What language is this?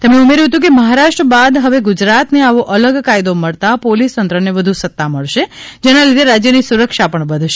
Gujarati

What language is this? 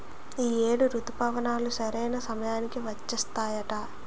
Telugu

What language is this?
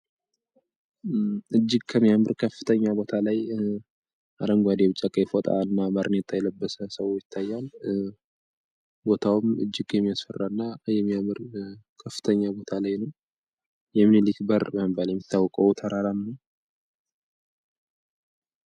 Amharic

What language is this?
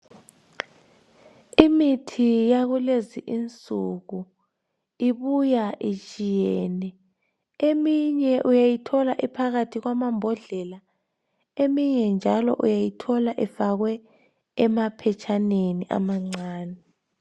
North Ndebele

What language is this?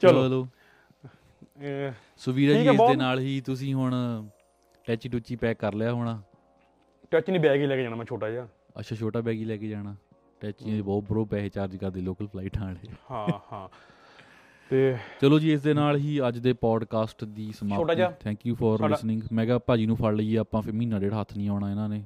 Punjabi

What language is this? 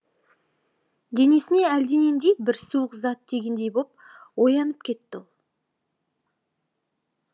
Kazakh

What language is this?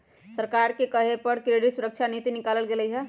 Magahi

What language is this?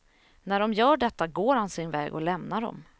Swedish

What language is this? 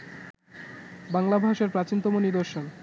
Bangla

